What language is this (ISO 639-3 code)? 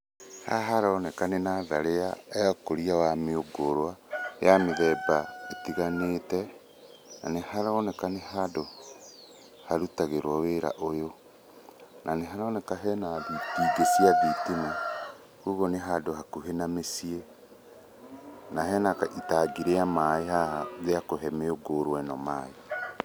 kik